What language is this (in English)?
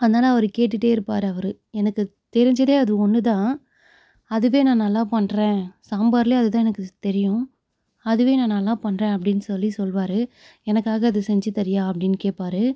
Tamil